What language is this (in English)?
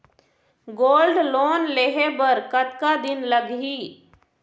Chhattisgarhi